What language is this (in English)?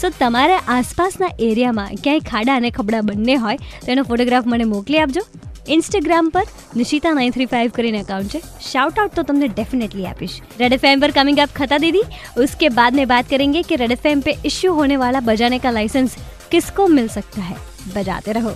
Hindi